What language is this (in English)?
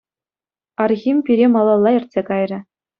Chuvash